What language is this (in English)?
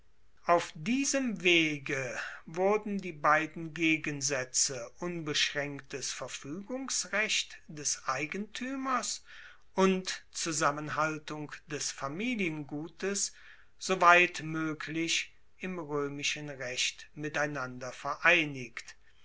German